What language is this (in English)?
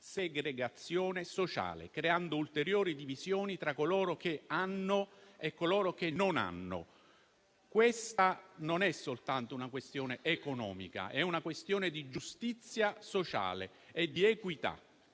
Italian